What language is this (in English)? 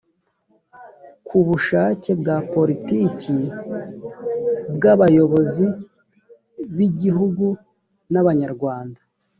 Kinyarwanda